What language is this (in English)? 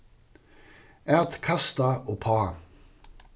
Faroese